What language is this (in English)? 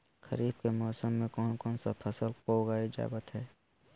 Magahi